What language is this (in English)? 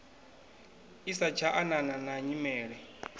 Venda